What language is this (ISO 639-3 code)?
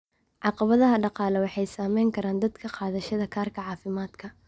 som